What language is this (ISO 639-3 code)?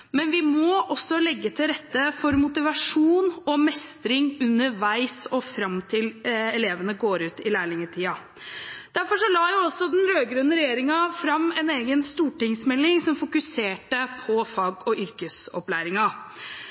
nob